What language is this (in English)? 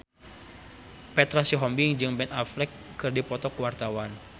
Sundanese